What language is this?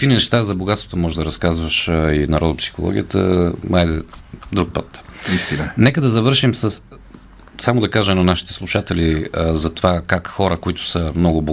Bulgarian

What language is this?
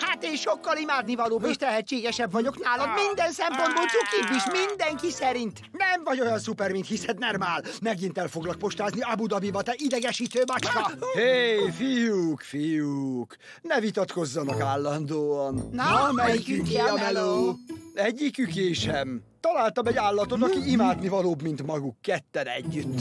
Hungarian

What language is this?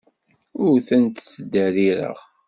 Kabyle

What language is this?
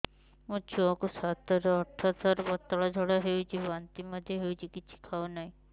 Odia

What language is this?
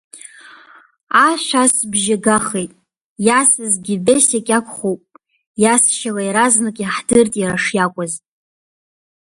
Abkhazian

